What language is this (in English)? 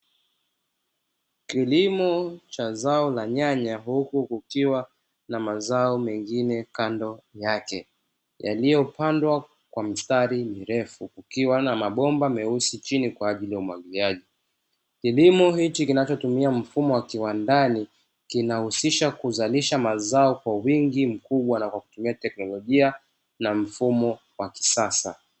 Swahili